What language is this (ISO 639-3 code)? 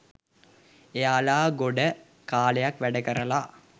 sin